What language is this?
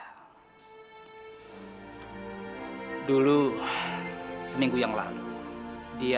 Indonesian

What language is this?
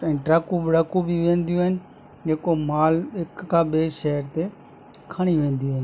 Sindhi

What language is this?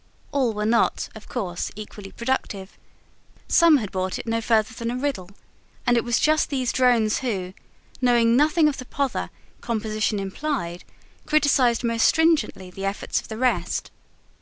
English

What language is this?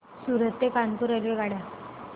Marathi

